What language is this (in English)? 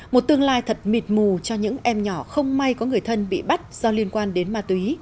Vietnamese